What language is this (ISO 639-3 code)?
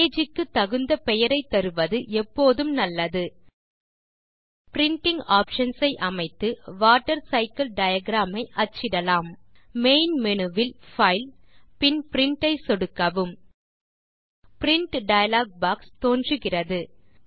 tam